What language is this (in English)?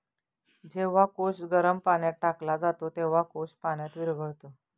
Marathi